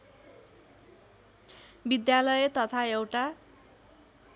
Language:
Nepali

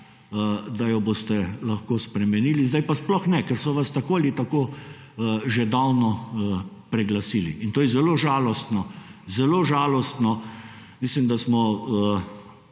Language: Slovenian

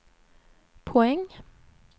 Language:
Swedish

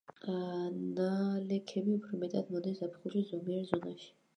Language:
Georgian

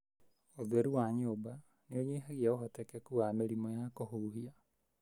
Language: Kikuyu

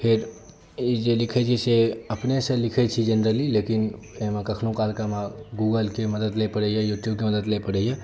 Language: Maithili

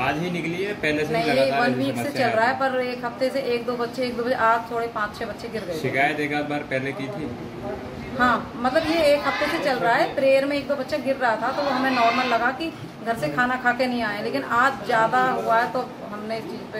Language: Hindi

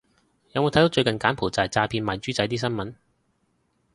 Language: Cantonese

